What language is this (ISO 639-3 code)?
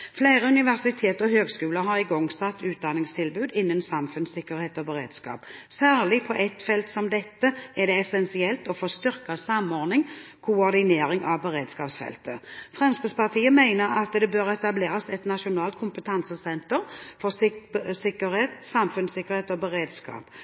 nob